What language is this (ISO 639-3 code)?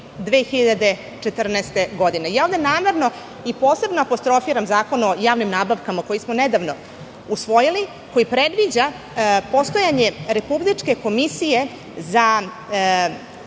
srp